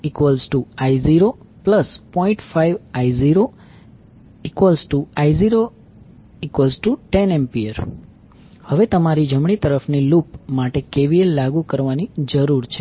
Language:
Gujarati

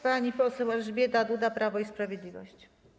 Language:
Polish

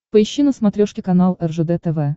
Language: Russian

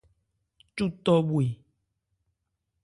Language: Ebrié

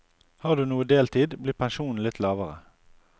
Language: Norwegian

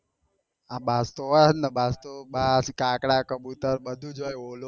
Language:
Gujarati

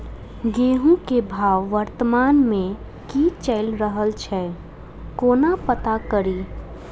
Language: Maithili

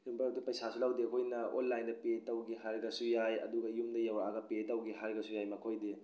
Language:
Manipuri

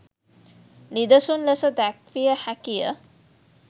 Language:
Sinhala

